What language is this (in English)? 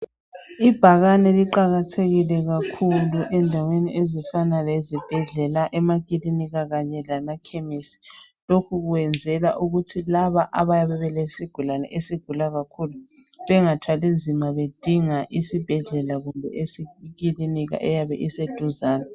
North Ndebele